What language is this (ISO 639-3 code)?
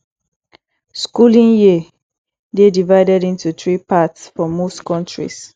pcm